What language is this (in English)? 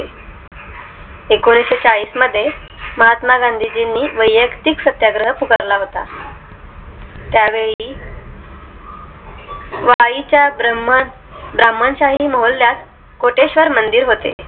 Marathi